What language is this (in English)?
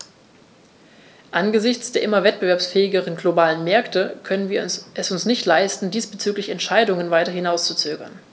German